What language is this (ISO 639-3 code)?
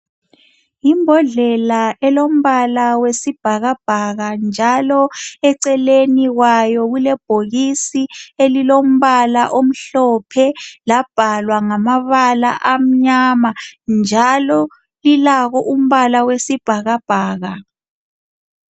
nde